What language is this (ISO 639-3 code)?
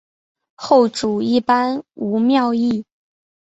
zho